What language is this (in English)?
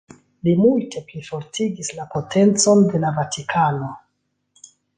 Esperanto